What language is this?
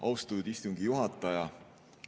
Estonian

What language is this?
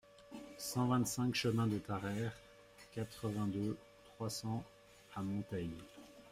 French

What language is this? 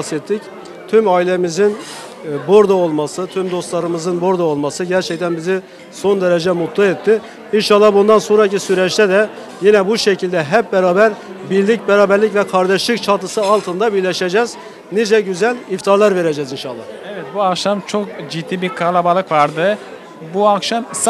Turkish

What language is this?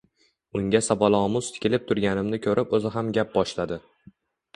Uzbek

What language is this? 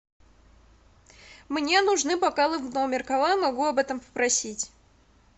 Russian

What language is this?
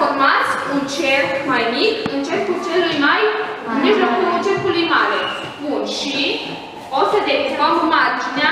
Romanian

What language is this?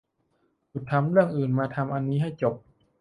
Thai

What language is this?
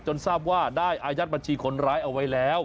Thai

